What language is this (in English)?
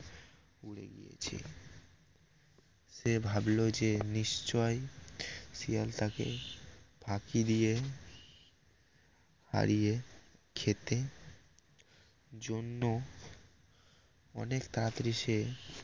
Bangla